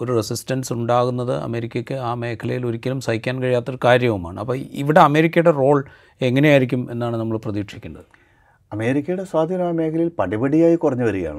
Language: Malayalam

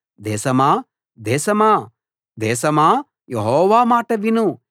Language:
Telugu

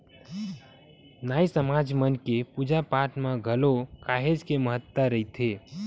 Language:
Chhattisgarhi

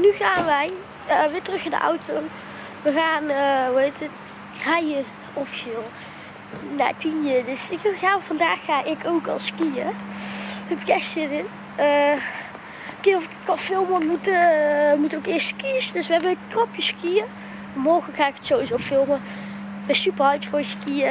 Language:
Dutch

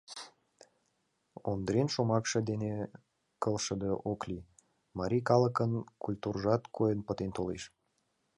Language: Mari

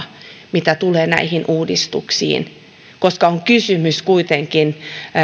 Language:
Finnish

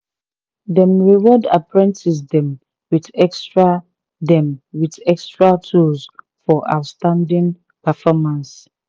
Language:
Nigerian Pidgin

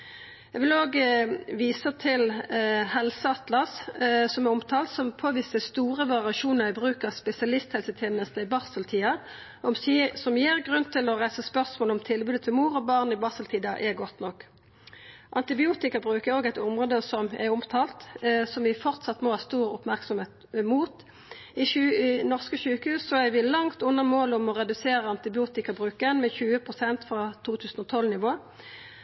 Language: Norwegian Nynorsk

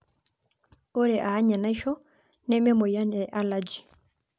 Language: Masai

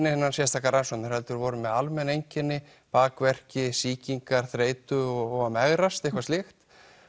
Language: Icelandic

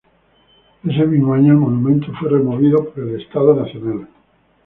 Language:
Spanish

